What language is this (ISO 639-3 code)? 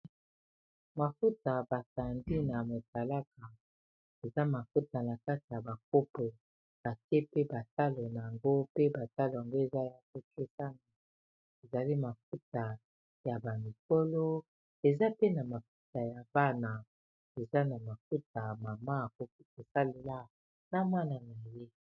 lin